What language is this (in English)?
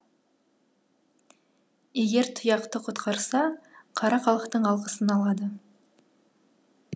Kazakh